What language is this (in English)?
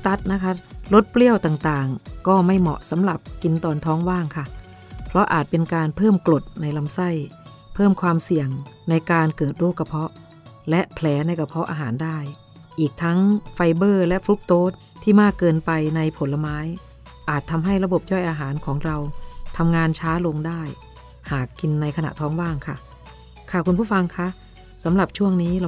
Thai